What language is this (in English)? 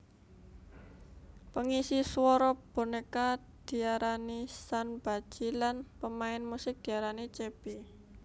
Javanese